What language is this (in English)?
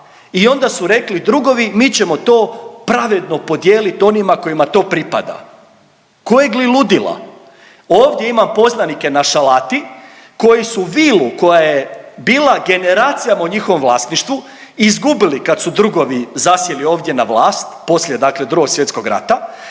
Croatian